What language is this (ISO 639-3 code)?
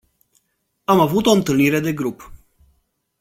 ron